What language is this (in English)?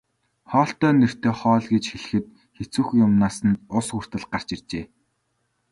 Mongolian